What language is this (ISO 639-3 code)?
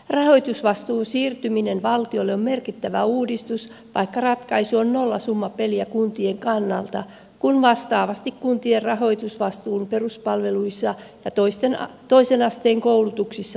fin